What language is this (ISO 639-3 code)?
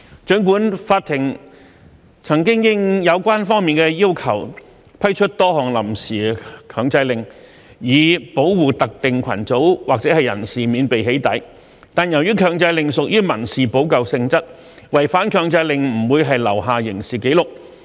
yue